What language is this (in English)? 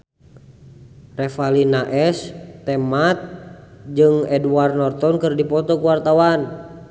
Sundanese